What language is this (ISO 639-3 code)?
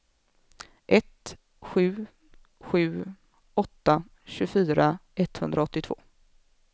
swe